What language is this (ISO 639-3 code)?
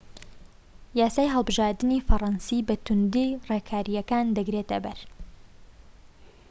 ckb